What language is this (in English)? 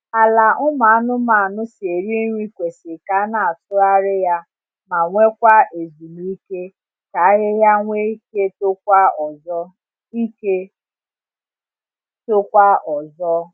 Igbo